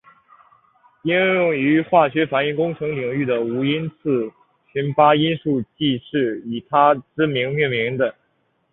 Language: Chinese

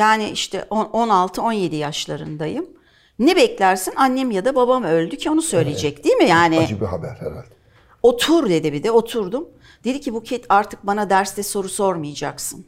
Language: Turkish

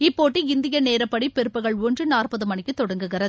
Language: Tamil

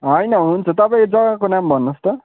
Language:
Nepali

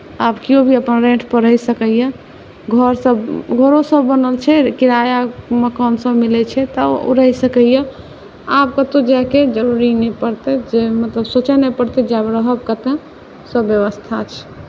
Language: Maithili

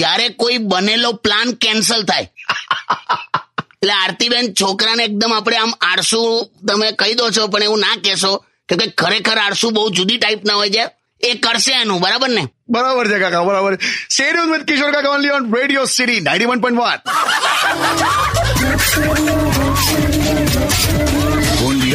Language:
Hindi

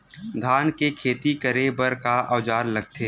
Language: Chhattisgarhi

